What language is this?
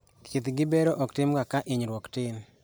Luo (Kenya and Tanzania)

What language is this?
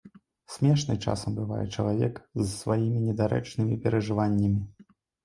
Belarusian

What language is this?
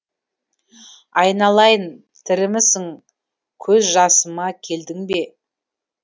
Kazakh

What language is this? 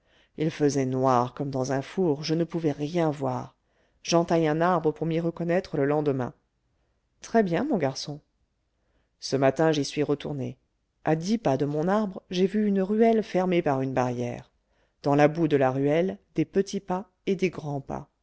French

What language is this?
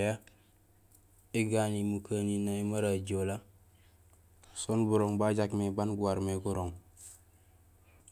Gusilay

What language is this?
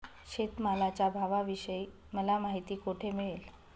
Marathi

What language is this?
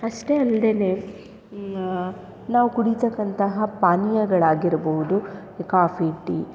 Kannada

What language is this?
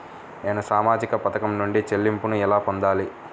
Telugu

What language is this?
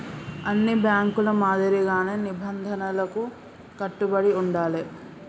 Telugu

